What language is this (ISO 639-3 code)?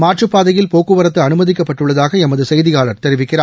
tam